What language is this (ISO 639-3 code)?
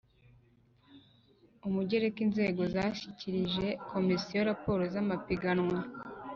kin